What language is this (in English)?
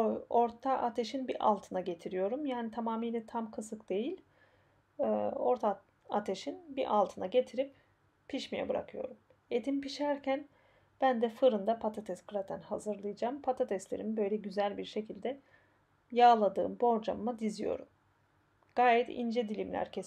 Turkish